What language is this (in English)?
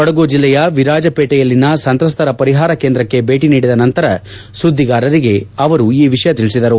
Kannada